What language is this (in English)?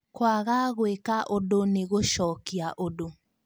Kikuyu